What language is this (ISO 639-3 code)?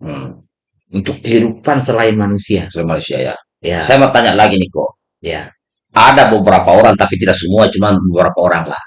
ind